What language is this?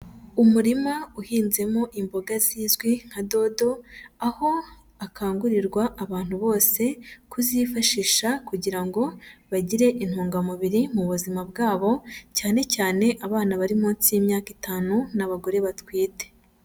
Kinyarwanda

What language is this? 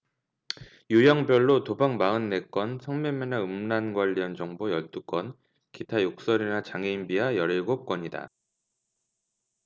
Korean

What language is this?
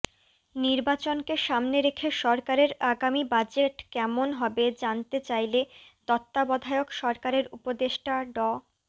Bangla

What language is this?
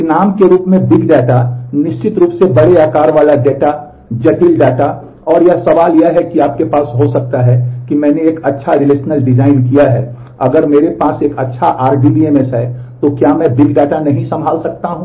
Hindi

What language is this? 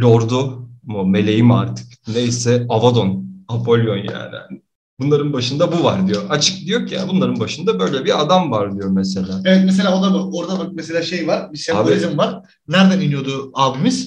Turkish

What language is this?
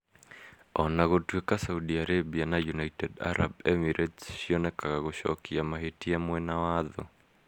Kikuyu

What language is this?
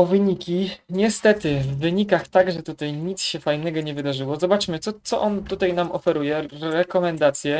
Polish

